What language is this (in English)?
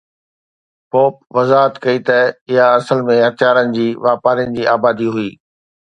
Sindhi